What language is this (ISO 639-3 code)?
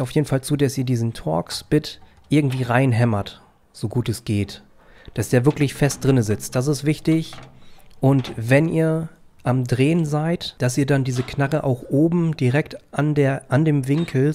deu